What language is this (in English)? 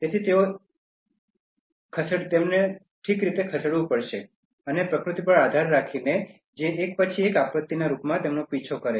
Gujarati